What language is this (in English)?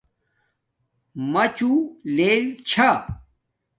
Domaaki